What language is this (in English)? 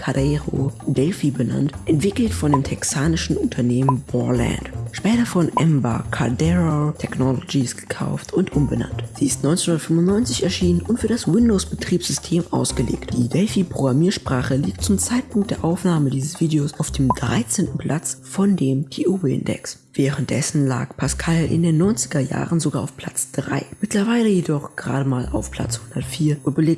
German